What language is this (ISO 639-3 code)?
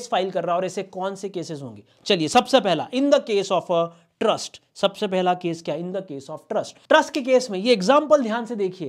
hin